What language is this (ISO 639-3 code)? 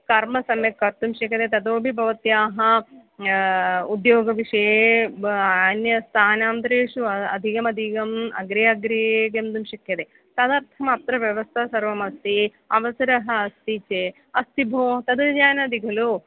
san